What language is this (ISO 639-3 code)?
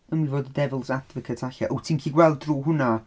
cym